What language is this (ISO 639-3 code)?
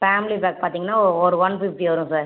tam